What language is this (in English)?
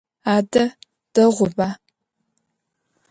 Adyghe